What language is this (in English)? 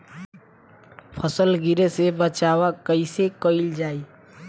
Bhojpuri